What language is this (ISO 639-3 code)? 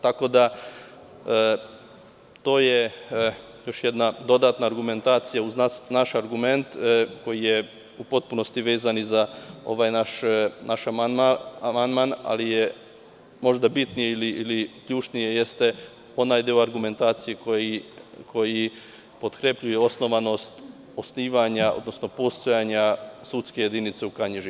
srp